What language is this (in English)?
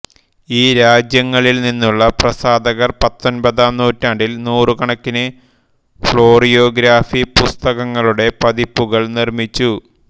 Malayalam